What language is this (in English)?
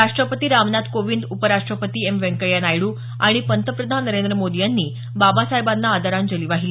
Marathi